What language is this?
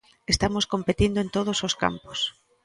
Galician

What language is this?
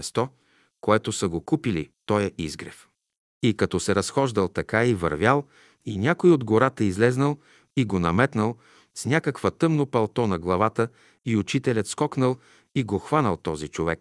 Bulgarian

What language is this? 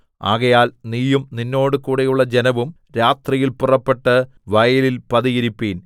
Malayalam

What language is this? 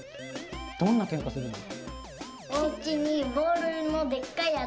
Japanese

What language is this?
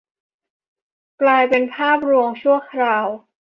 Thai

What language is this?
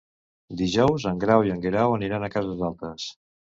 Catalan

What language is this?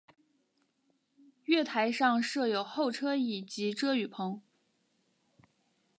Chinese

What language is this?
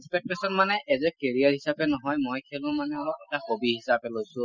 Assamese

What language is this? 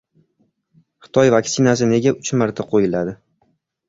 Uzbek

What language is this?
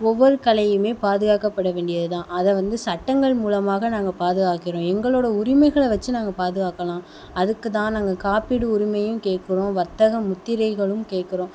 Tamil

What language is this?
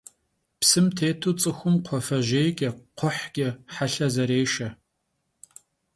Kabardian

